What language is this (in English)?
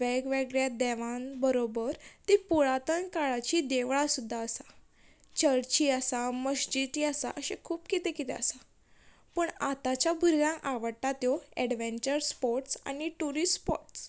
Konkani